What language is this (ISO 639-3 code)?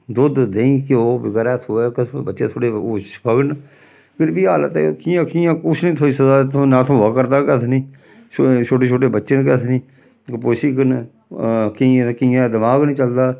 doi